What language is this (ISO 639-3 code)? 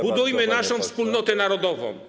pol